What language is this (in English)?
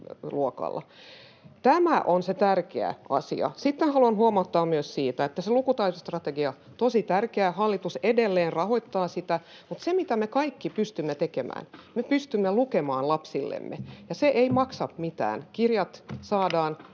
Finnish